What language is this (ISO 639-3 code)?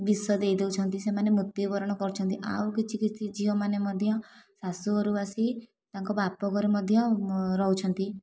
ori